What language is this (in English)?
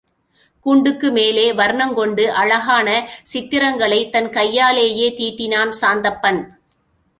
Tamil